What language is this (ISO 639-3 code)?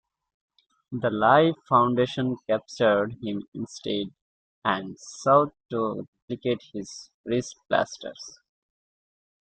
eng